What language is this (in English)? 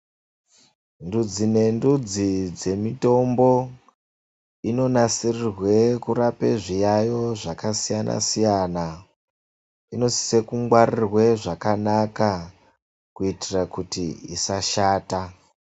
Ndau